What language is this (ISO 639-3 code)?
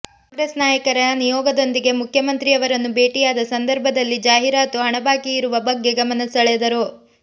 kan